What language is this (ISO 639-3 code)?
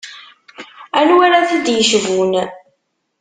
kab